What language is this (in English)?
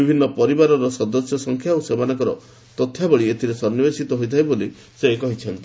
Odia